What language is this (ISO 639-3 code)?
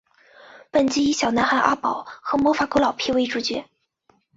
zho